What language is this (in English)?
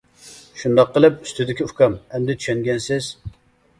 Uyghur